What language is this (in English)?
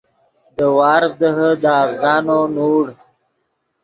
Yidgha